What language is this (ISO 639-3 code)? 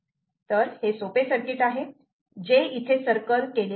mar